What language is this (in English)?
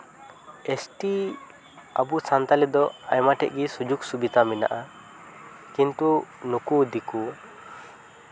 Santali